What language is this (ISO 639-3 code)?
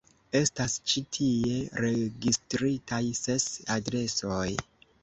epo